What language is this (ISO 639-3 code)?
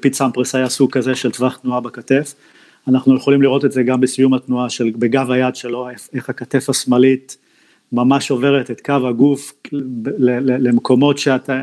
heb